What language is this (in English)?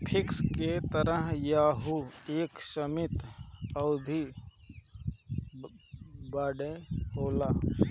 Bhojpuri